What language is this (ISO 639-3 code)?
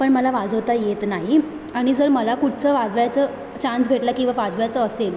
mar